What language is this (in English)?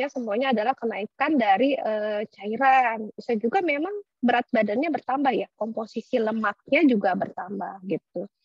Indonesian